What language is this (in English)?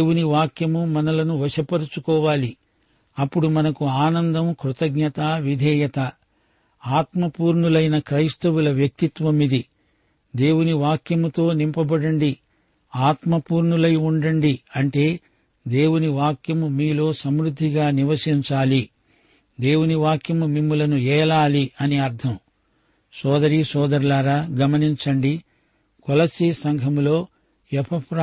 Telugu